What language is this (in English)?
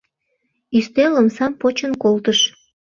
Mari